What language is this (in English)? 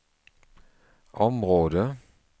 Swedish